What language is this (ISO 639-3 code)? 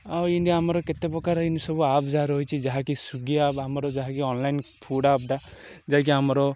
ori